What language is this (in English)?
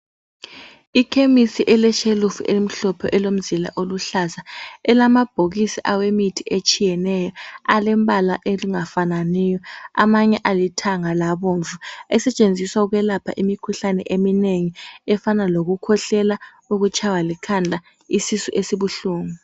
North Ndebele